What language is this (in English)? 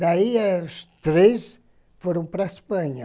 Portuguese